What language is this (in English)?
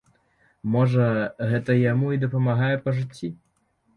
Belarusian